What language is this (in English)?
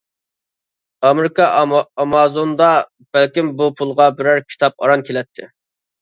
Uyghur